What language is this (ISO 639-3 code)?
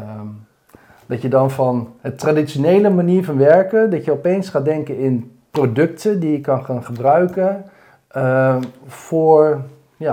nld